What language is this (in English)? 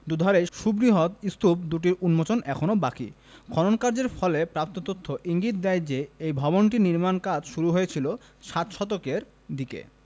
Bangla